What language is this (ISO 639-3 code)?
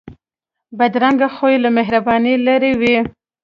pus